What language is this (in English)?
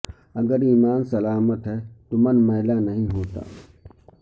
Urdu